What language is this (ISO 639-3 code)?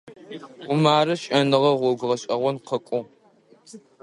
ady